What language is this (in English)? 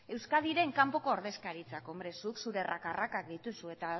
Basque